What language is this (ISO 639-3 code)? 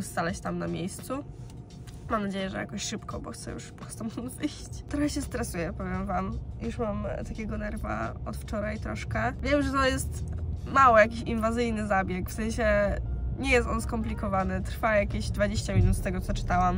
pol